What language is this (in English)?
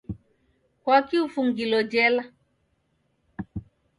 Taita